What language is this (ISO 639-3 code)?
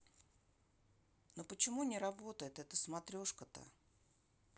rus